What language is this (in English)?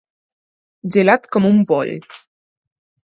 Catalan